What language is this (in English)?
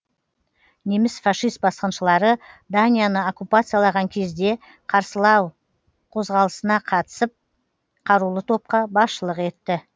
Kazakh